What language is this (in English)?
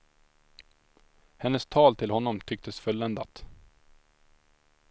Swedish